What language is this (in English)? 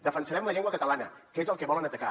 Catalan